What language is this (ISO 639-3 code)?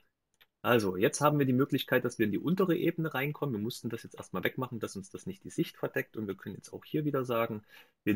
deu